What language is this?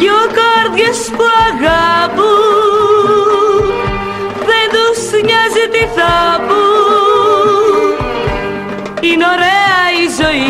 Turkish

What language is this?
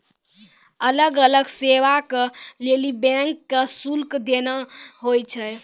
Maithili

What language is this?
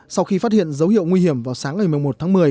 Vietnamese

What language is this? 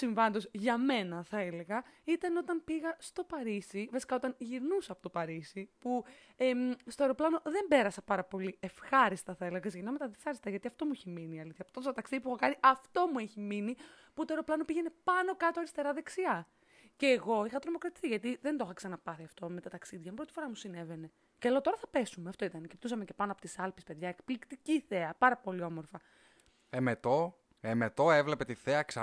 Greek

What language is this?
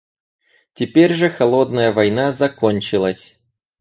Russian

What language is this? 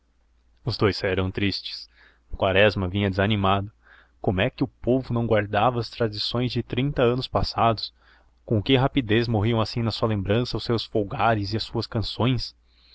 Portuguese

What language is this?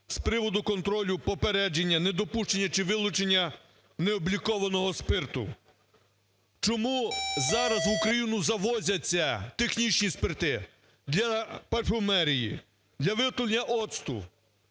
Ukrainian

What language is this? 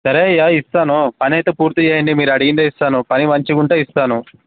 Telugu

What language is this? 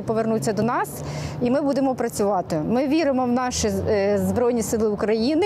Ukrainian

